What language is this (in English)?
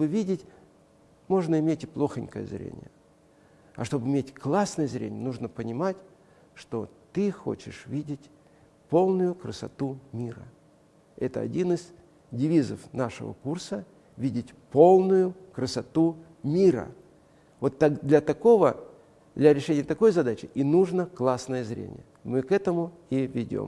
Russian